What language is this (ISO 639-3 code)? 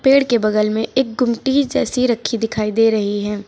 hin